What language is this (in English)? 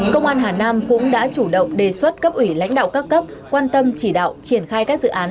Vietnamese